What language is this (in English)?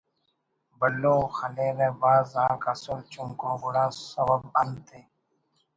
Brahui